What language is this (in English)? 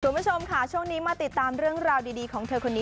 Thai